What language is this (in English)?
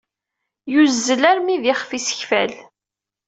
Kabyle